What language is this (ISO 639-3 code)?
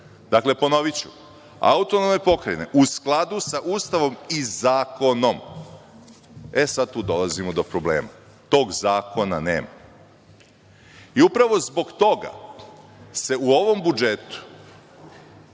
srp